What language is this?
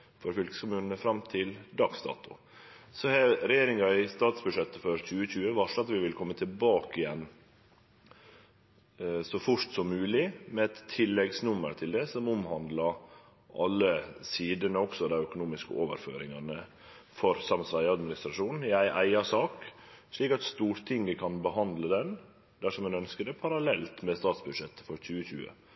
Norwegian Nynorsk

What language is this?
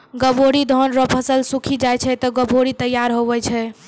Maithili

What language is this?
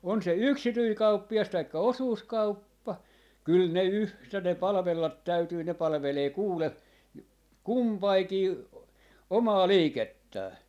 Finnish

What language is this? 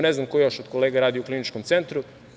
Serbian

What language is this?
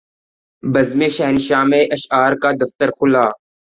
Urdu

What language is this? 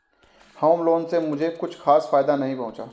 Hindi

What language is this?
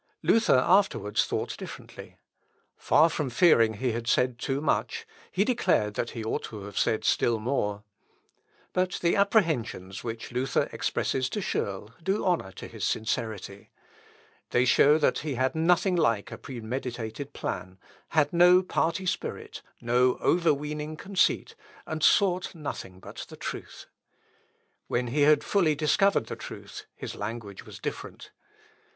English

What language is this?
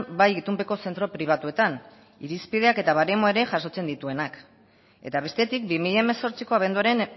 Basque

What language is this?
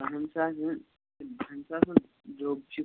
Kashmiri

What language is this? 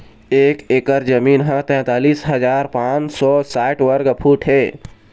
Chhattisgarhi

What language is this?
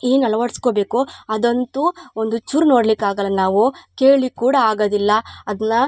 Kannada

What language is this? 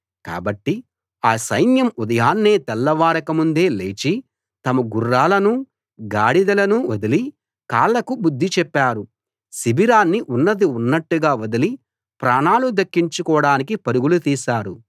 Telugu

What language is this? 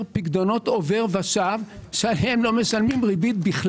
Hebrew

